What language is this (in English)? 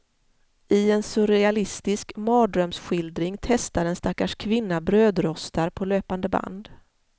Swedish